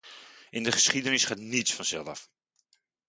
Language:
Dutch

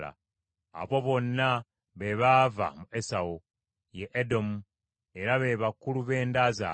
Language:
Ganda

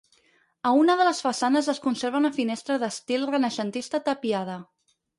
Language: Catalan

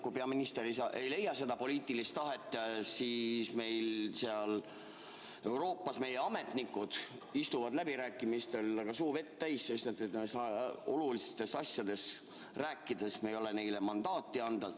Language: Estonian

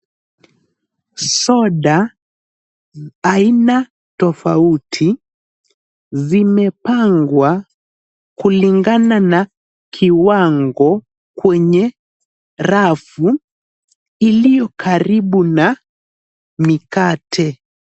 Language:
Swahili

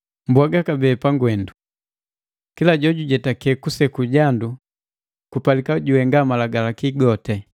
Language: Matengo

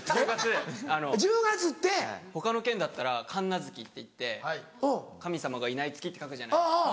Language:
Japanese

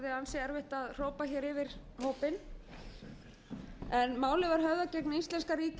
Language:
Icelandic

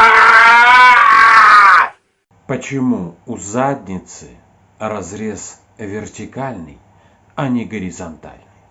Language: Russian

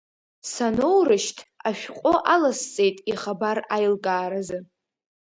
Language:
Abkhazian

